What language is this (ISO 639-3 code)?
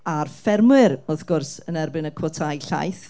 cym